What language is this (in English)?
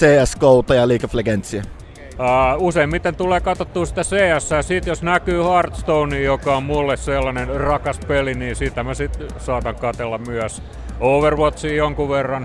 Finnish